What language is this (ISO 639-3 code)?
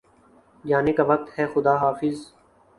urd